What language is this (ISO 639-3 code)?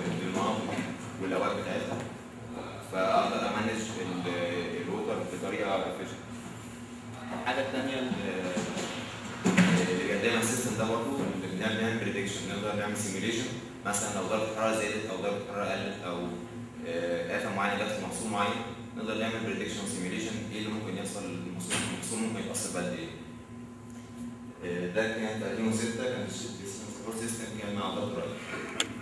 ara